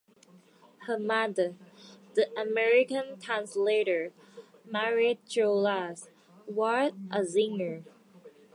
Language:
English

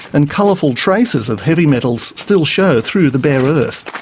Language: English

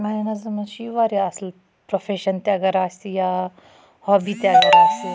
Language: Kashmiri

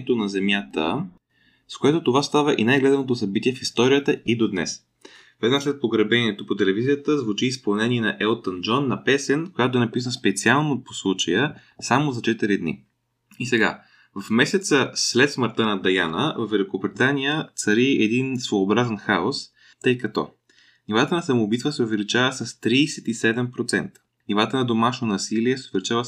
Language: Bulgarian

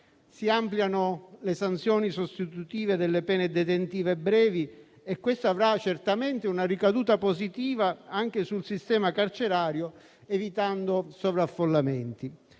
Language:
Italian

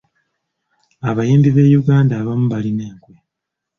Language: Ganda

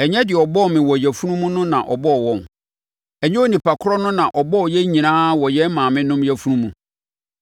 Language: Akan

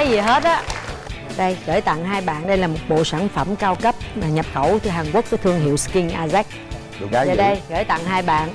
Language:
Vietnamese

